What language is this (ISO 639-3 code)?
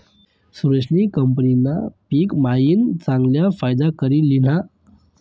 mar